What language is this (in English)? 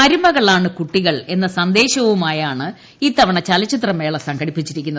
Malayalam